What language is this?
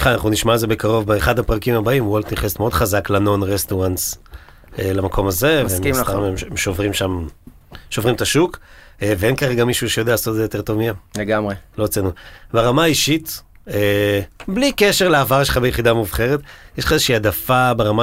Hebrew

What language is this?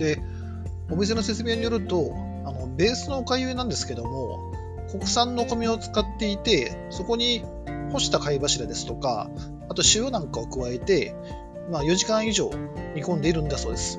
Japanese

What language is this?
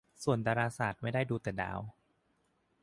Thai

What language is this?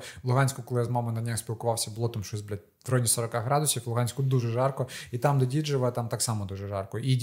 Ukrainian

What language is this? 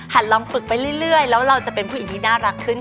Thai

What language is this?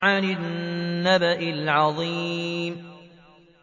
Arabic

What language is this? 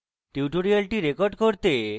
Bangla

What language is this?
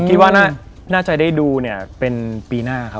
Thai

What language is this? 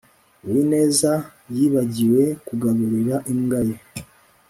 Kinyarwanda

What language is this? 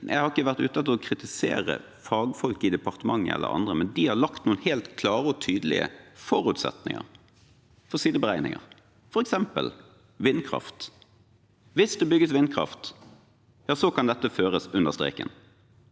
Norwegian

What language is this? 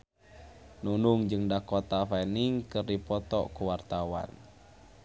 Sundanese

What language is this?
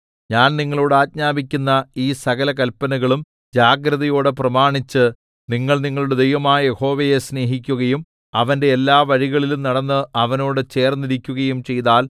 Malayalam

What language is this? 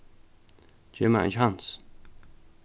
Faroese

